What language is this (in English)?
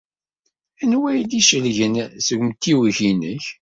Kabyle